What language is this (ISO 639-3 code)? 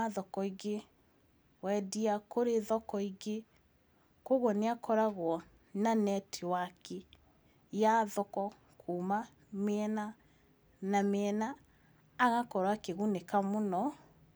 kik